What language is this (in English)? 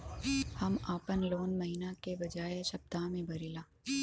Bhojpuri